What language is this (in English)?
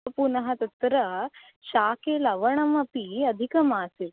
Sanskrit